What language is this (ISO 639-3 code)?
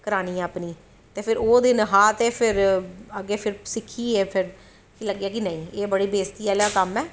doi